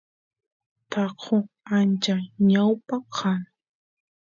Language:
Santiago del Estero Quichua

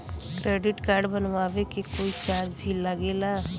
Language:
Bhojpuri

